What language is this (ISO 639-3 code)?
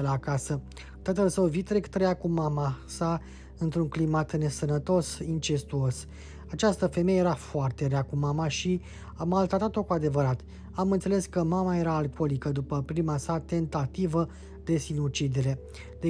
ron